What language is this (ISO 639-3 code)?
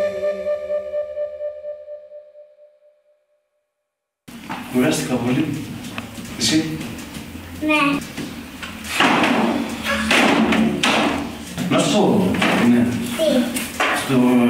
ell